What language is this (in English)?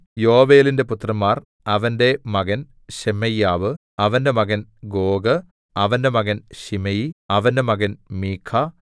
Malayalam